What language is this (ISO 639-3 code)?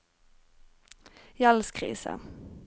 nor